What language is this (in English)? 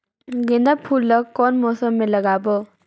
Chhattisgarhi